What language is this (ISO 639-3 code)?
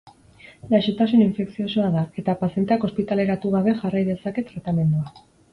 eus